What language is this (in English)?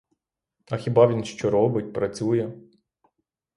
Ukrainian